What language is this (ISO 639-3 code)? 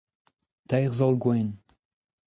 bre